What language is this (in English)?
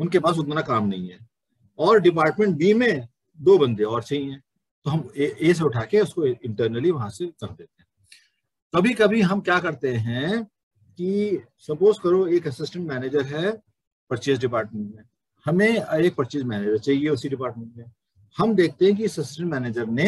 Hindi